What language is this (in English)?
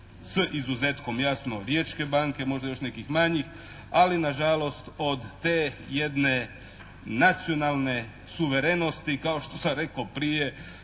Croatian